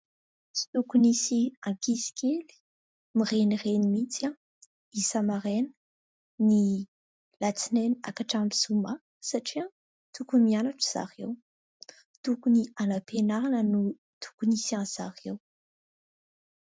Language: Malagasy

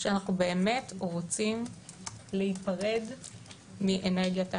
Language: Hebrew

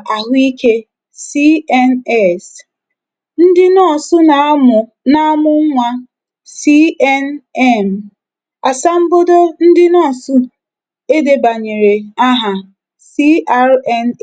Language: Igbo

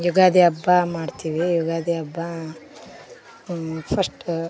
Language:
Kannada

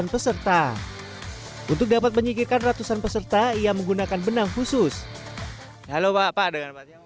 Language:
Indonesian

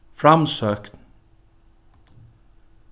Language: Faroese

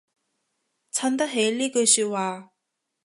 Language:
Cantonese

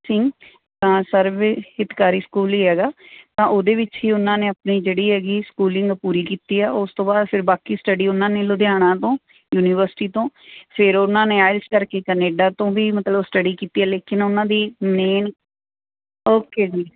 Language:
Punjabi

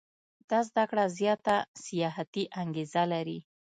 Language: Pashto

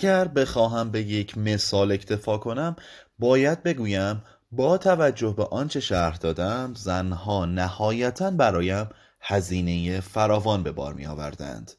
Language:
Persian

